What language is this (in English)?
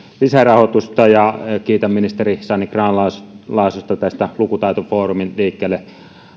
Finnish